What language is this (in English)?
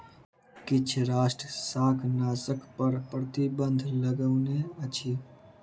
Maithili